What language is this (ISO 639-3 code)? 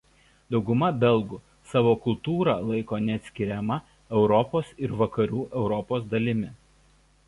lit